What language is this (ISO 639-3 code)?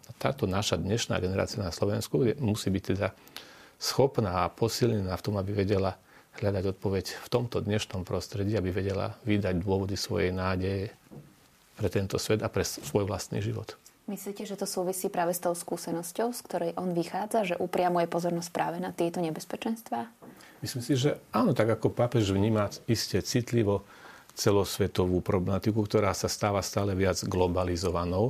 slk